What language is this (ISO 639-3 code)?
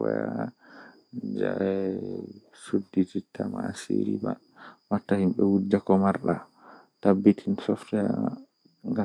fuh